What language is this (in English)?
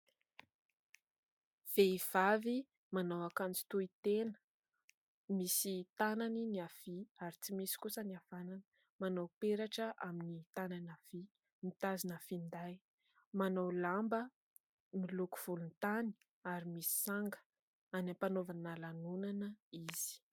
Malagasy